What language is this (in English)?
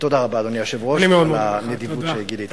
Hebrew